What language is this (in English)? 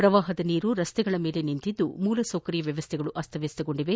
Kannada